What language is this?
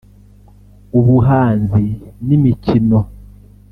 Kinyarwanda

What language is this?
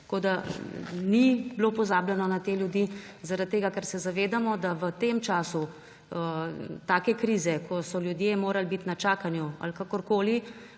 Slovenian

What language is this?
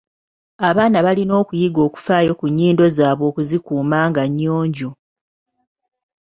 Ganda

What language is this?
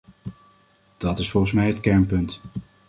Dutch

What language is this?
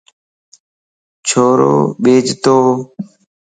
Lasi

